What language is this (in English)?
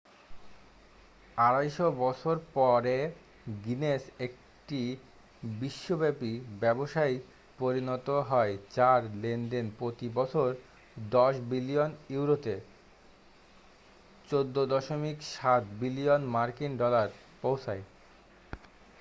Bangla